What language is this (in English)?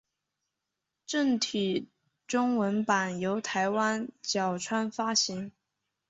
Chinese